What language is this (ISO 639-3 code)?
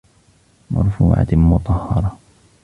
ara